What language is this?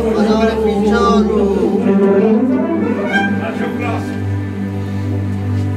Romanian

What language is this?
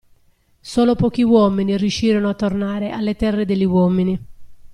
Italian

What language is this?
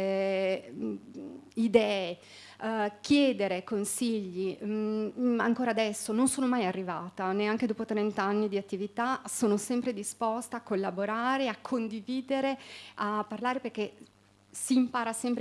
Italian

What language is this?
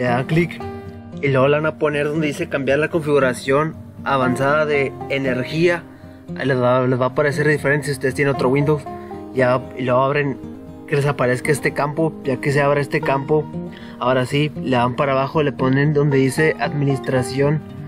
Spanish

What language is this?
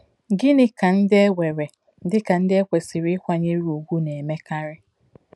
Igbo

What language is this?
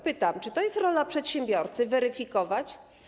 Polish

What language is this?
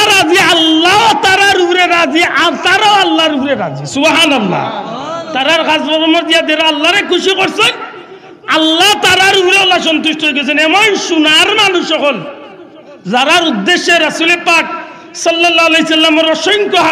Bangla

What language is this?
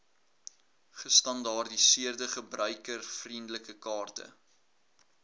Afrikaans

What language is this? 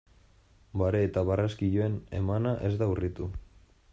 Basque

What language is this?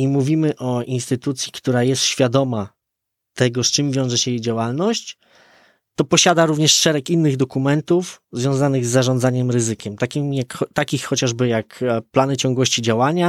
Polish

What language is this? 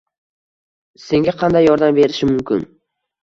Uzbek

